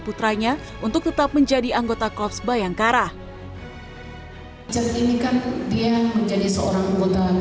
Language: Indonesian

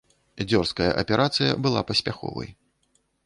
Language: Belarusian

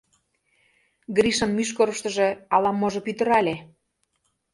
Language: Mari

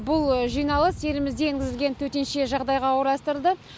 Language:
Kazakh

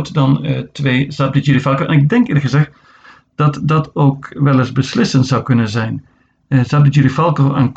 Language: Dutch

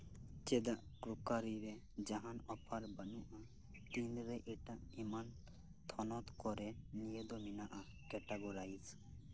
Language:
Santali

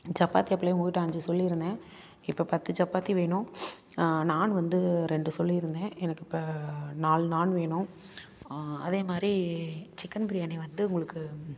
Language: Tamil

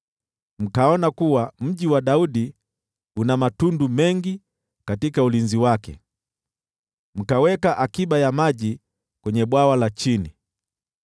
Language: Swahili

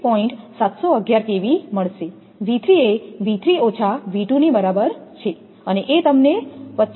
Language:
Gujarati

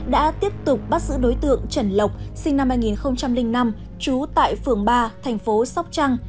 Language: Vietnamese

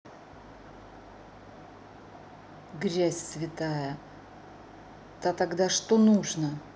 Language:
Russian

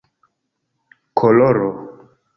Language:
Esperanto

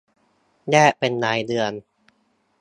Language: Thai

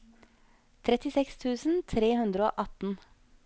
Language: Norwegian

